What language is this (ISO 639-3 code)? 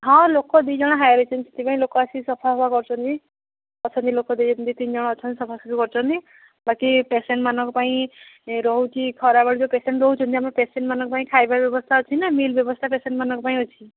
ori